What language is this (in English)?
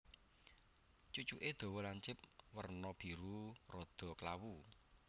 Javanese